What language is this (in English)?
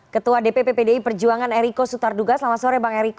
Indonesian